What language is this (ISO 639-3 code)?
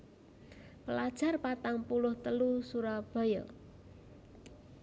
jav